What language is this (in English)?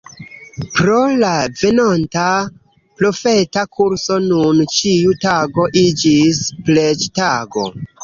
Esperanto